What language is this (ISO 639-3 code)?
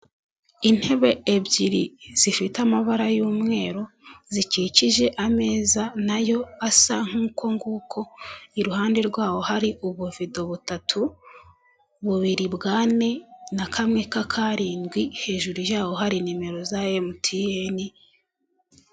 kin